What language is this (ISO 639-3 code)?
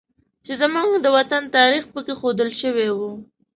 pus